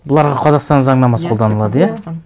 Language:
Kazakh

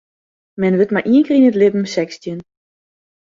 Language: Western Frisian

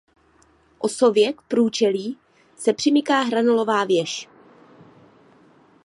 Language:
Czech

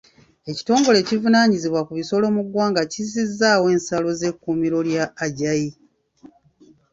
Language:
Ganda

